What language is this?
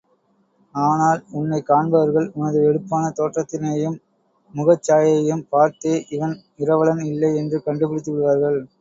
Tamil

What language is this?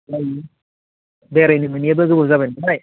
Bodo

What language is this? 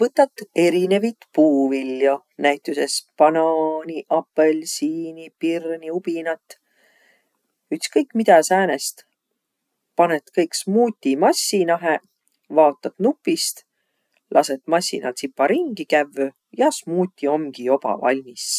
Võro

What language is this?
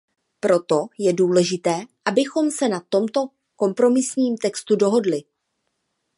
Czech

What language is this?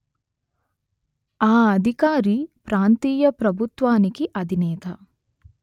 Telugu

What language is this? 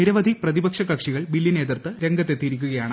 Malayalam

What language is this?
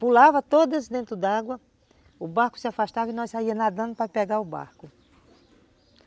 Portuguese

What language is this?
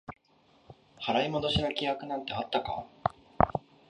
Japanese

